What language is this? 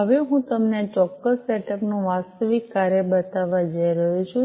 Gujarati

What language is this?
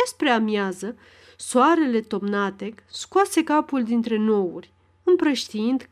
Romanian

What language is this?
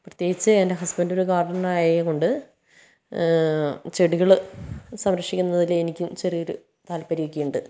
Malayalam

